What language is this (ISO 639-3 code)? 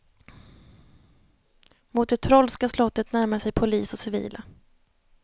swe